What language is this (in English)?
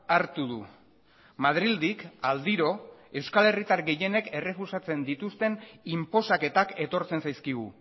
Basque